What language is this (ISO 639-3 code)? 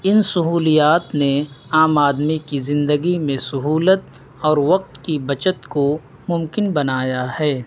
urd